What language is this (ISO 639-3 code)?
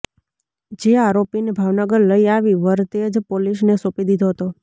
guj